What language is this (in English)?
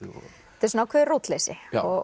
Icelandic